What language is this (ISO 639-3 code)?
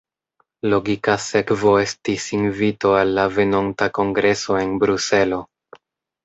epo